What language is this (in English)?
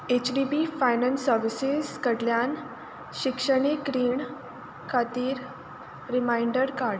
Konkani